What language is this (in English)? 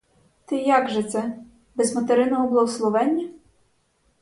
Ukrainian